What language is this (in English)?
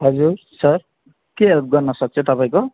Nepali